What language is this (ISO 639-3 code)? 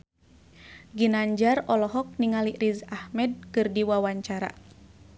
sun